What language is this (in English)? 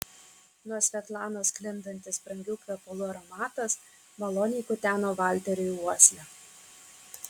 Lithuanian